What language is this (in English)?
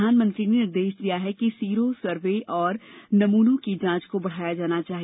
Hindi